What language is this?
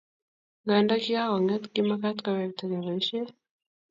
Kalenjin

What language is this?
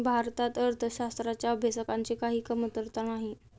Marathi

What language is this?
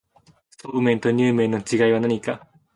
Japanese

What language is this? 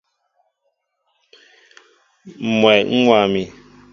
Mbo (Cameroon)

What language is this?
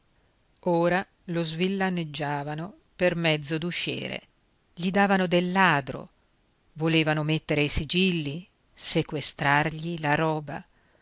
Italian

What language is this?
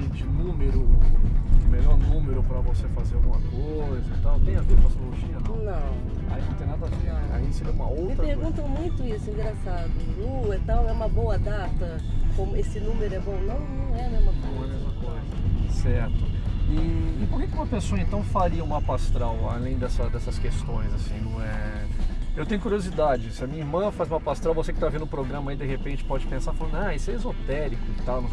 Portuguese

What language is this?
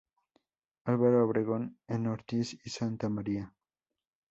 Spanish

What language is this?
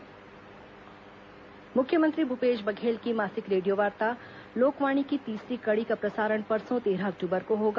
Hindi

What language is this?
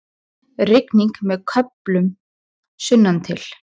Icelandic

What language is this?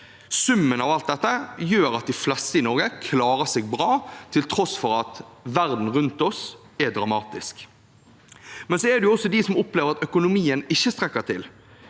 Norwegian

